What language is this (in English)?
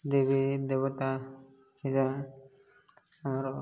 Odia